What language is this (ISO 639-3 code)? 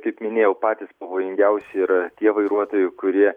lit